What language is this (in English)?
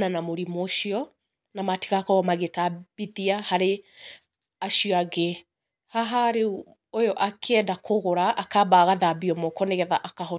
Kikuyu